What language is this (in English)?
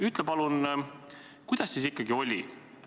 Estonian